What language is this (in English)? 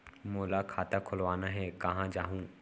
Chhattisgarhi